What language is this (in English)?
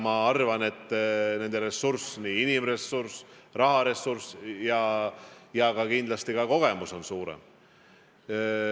Estonian